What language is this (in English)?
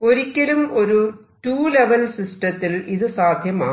Malayalam